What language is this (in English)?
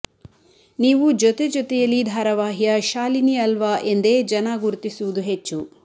Kannada